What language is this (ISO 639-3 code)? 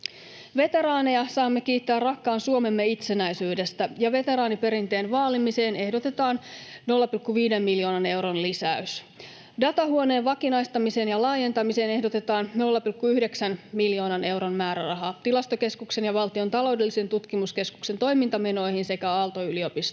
fin